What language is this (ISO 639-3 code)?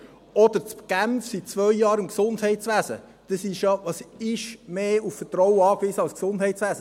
gsw